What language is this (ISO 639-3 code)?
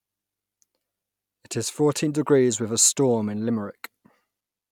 eng